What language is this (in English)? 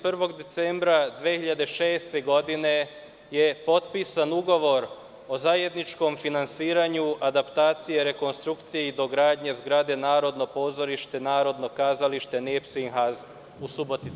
Serbian